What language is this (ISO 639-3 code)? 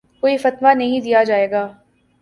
urd